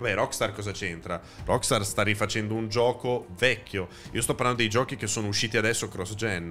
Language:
Italian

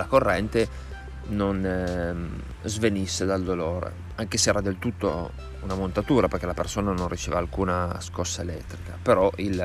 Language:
Italian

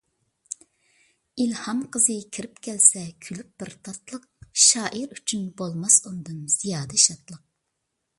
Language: Uyghur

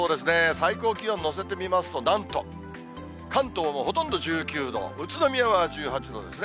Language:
Japanese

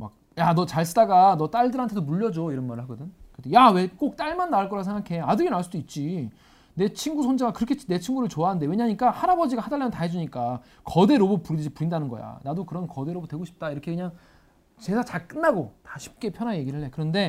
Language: Korean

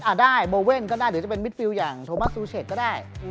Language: Thai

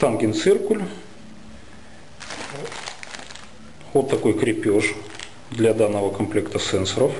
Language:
Russian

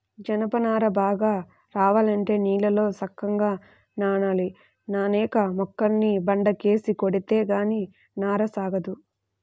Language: Telugu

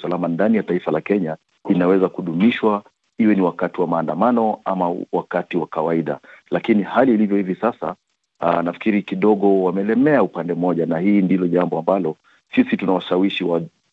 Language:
Swahili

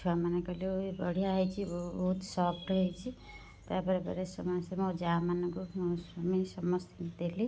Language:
Odia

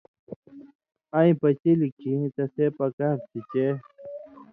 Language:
Indus Kohistani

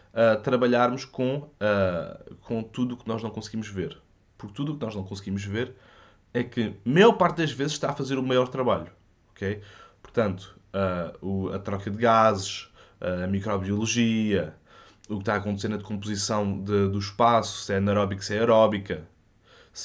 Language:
Portuguese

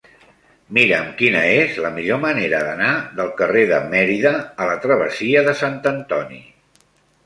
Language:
Catalan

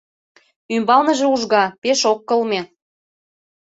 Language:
Mari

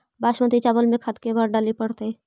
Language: Magahi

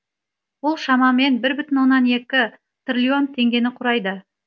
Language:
Kazakh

